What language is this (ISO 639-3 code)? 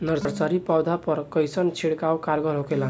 bho